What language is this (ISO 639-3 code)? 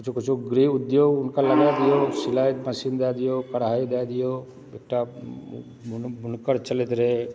mai